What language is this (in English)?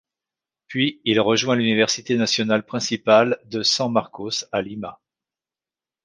French